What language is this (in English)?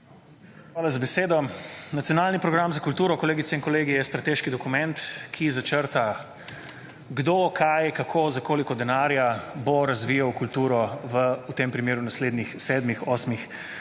Slovenian